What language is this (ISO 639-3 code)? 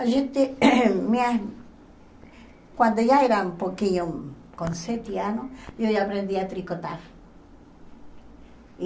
por